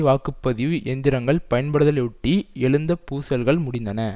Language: Tamil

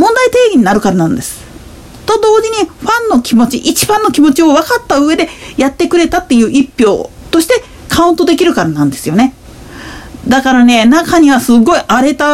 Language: Japanese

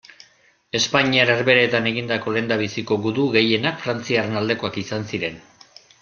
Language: Basque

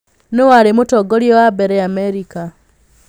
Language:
Kikuyu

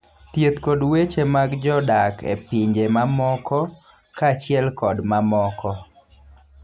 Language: Luo (Kenya and Tanzania)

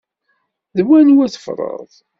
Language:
Kabyle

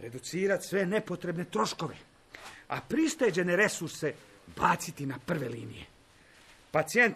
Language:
Croatian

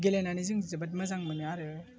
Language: Bodo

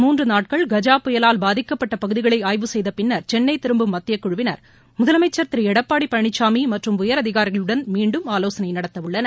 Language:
Tamil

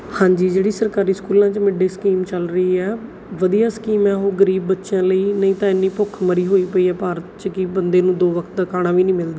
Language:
Punjabi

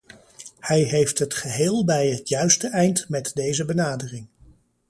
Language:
Dutch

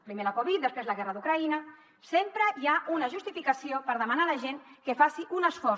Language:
Catalan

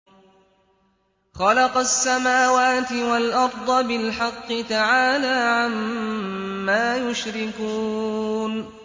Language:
Arabic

